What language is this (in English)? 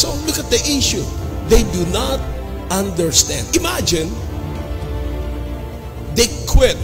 Filipino